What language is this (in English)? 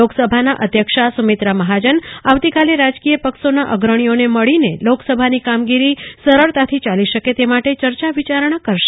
Gujarati